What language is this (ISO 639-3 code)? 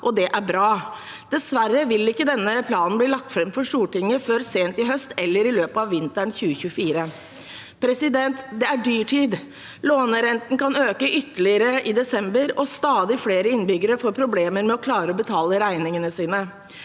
nor